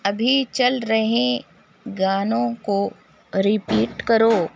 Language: Urdu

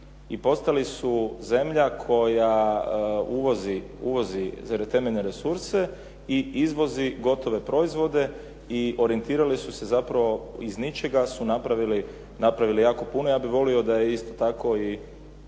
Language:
Croatian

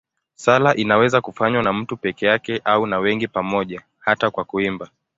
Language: Swahili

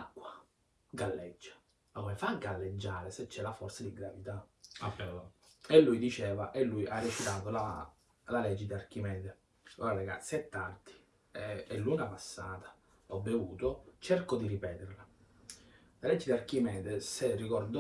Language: Italian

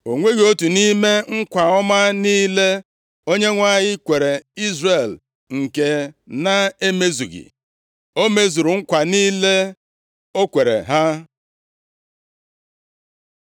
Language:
Igbo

